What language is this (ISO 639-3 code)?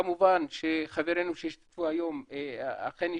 heb